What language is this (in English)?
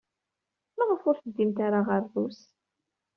Kabyle